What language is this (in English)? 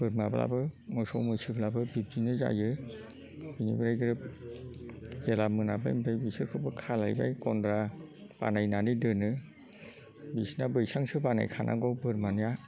Bodo